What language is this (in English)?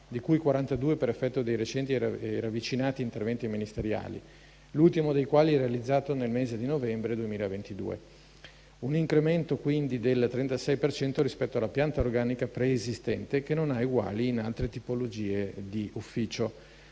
Italian